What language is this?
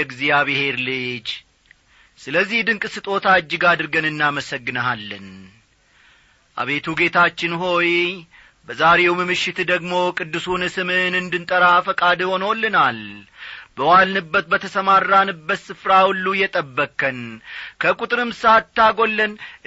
Amharic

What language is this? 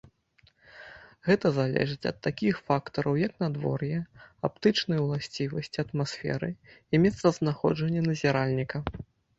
Belarusian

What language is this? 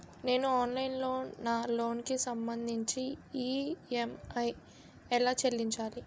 Telugu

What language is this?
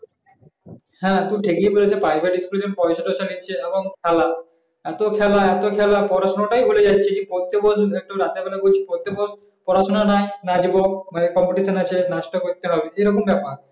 Bangla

